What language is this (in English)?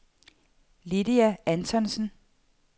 Danish